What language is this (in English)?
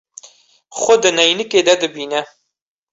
Kurdish